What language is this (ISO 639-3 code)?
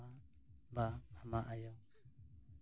sat